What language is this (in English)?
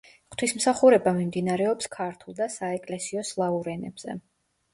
Georgian